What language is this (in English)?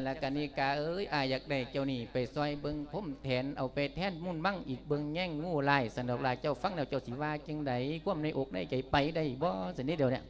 Thai